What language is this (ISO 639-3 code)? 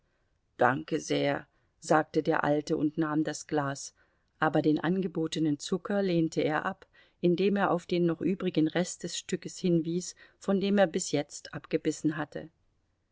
deu